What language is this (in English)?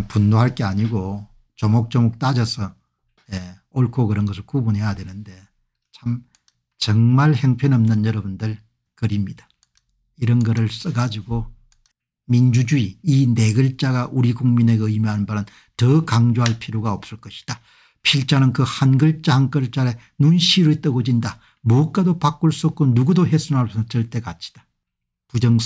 Korean